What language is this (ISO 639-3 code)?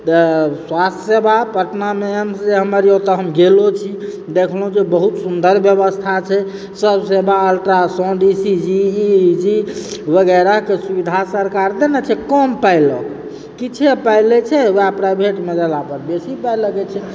mai